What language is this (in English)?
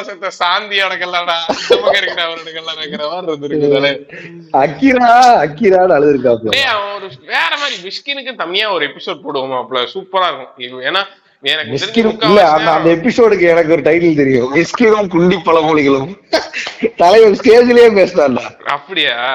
Tamil